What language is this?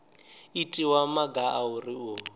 Venda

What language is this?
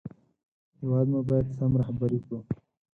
Pashto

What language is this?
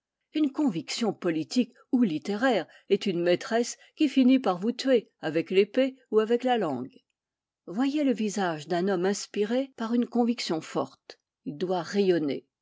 French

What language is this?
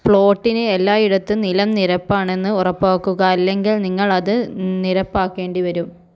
Malayalam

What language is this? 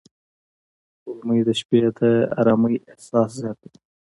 Pashto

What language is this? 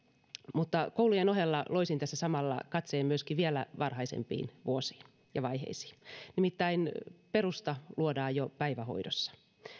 Finnish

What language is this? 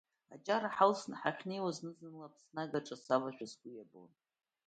Abkhazian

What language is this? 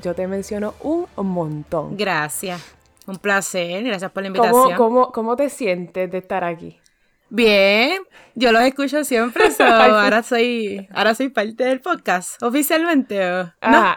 Spanish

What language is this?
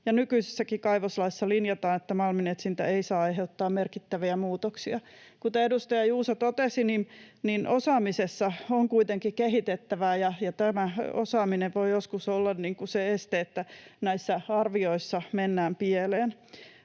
Finnish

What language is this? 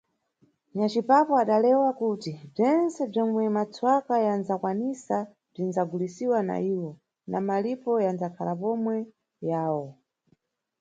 Nyungwe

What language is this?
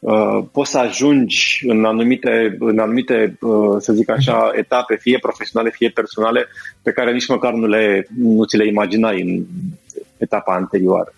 Romanian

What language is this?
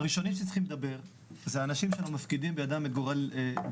Hebrew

